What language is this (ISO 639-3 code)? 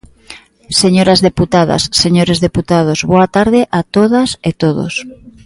glg